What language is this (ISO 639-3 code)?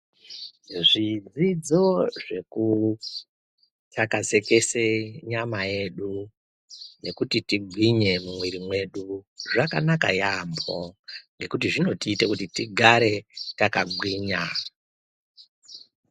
ndc